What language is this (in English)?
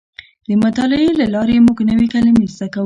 Pashto